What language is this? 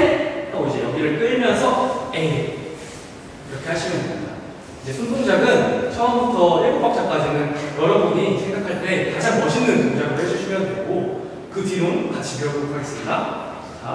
Korean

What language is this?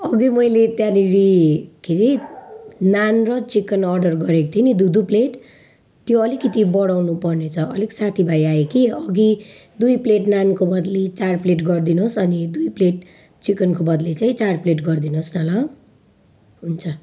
Nepali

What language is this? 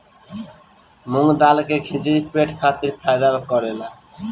Bhojpuri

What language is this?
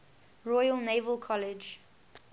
English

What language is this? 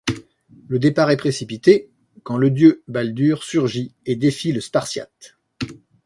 French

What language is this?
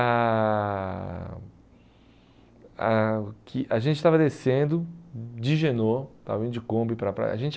Portuguese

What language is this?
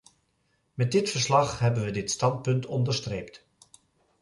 Dutch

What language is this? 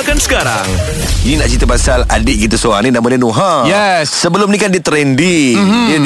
Malay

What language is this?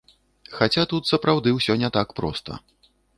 Belarusian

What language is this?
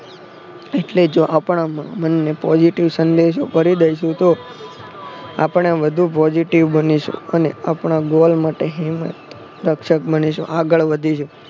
Gujarati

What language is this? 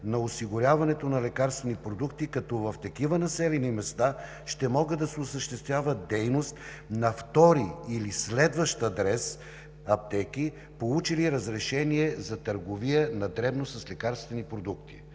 Bulgarian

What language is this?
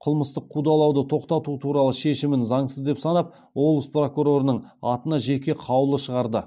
Kazakh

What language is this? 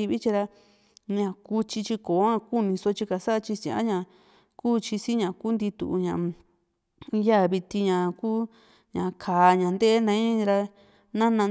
Juxtlahuaca Mixtec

